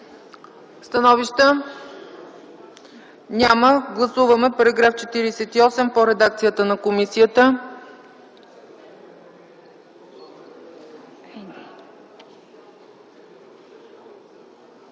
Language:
Bulgarian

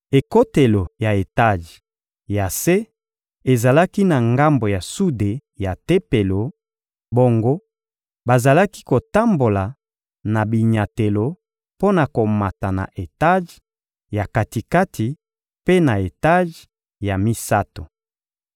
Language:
Lingala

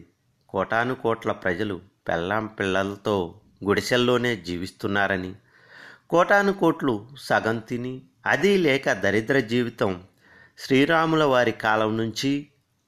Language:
Telugu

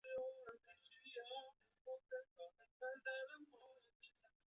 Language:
Chinese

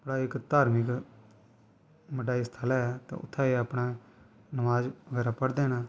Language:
Dogri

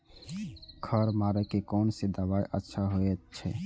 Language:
Maithili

